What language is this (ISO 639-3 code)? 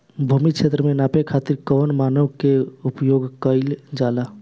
bho